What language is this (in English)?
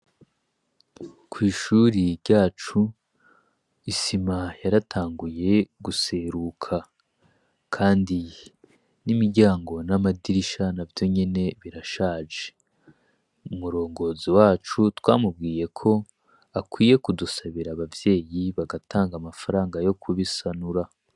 Rundi